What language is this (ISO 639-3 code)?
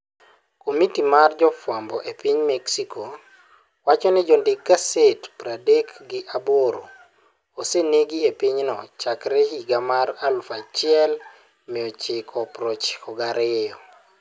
luo